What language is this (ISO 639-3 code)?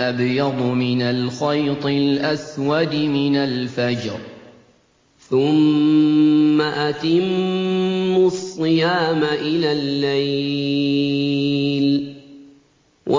ara